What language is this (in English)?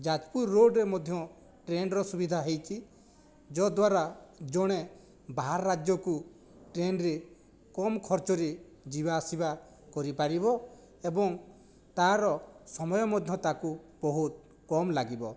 Odia